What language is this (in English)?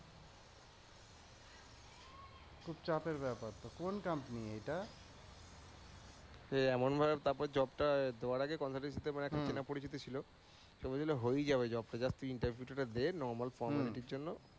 Bangla